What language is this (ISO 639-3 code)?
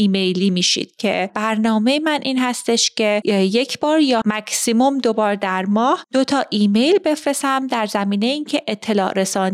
fas